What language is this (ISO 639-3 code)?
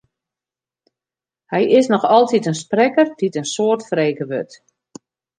fry